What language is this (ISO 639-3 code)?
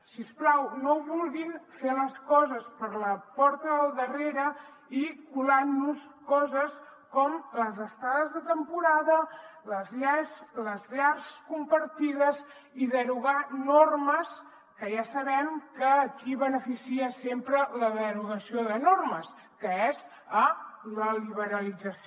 cat